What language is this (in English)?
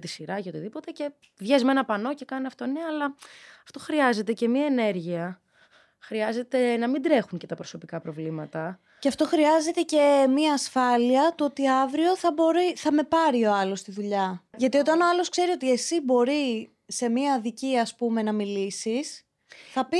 Greek